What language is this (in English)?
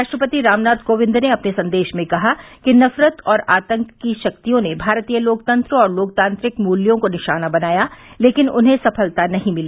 Hindi